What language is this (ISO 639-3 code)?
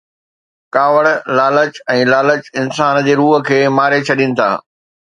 snd